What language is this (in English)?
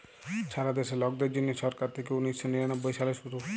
Bangla